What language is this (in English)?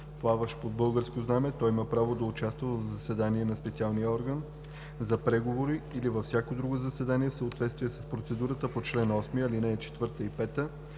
Bulgarian